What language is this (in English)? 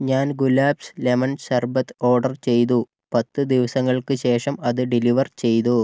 Malayalam